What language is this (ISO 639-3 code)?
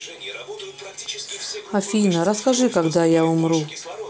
rus